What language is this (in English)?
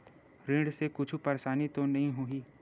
Chhattisgarhi